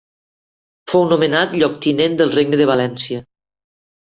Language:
Catalan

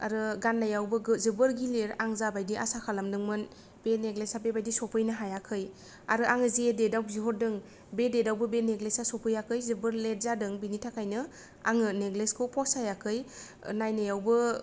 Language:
Bodo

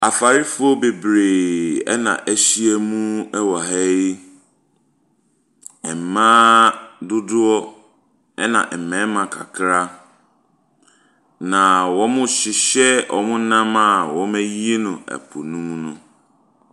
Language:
Akan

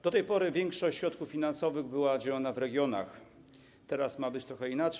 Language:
Polish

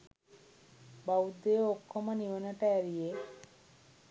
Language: Sinhala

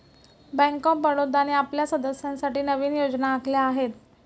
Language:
Marathi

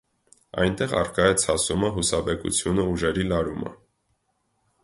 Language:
Armenian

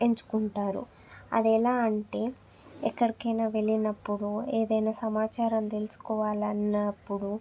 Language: Telugu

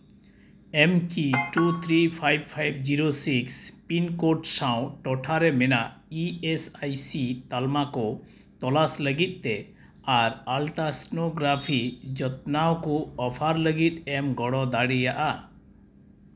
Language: Santali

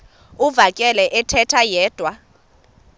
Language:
Xhosa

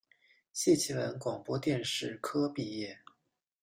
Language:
Chinese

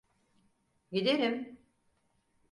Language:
Turkish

